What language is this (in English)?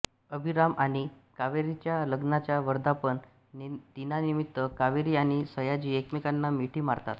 Marathi